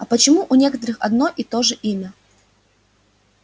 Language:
Russian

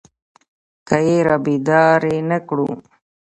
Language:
Pashto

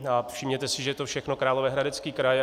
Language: Czech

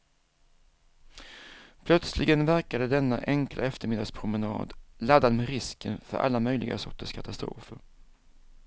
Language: Swedish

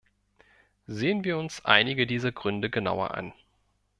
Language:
German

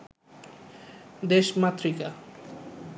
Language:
Bangla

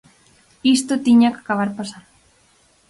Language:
Galician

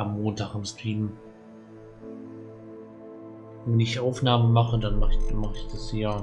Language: German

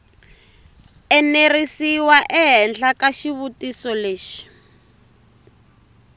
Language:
Tsonga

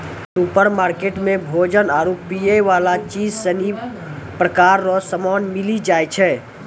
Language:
Maithili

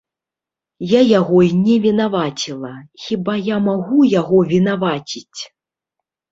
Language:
Belarusian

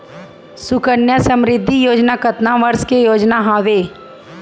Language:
Chhattisgarhi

